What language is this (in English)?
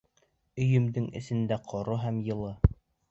Bashkir